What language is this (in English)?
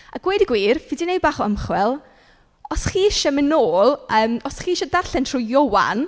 Welsh